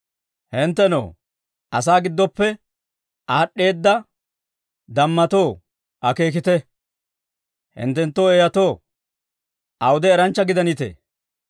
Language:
Dawro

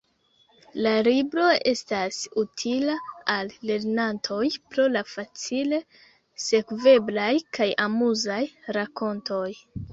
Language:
Esperanto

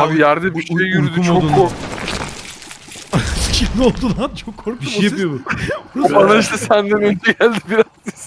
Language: Turkish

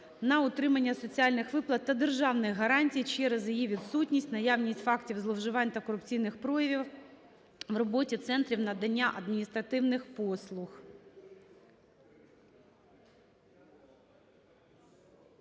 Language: Ukrainian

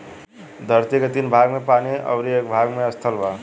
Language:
Bhojpuri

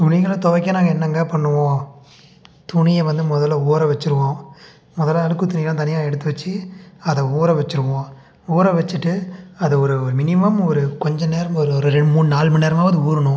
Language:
Tamil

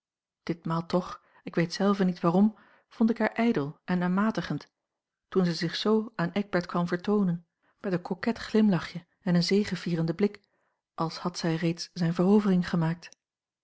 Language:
Dutch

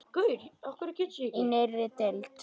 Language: Icelandic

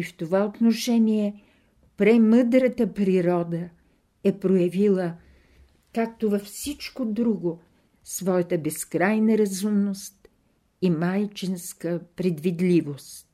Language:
Bulgarian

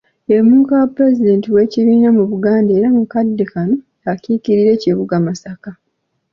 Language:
Ganda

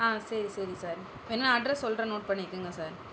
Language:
Tamil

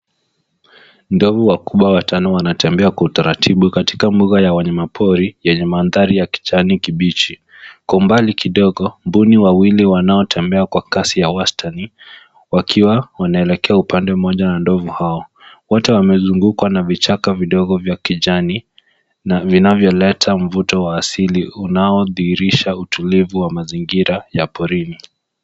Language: Swahili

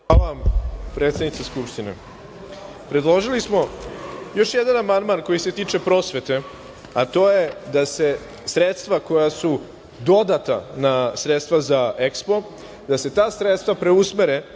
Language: Serbian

